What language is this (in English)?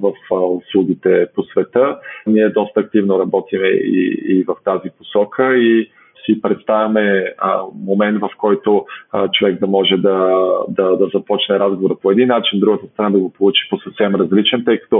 Bulgarian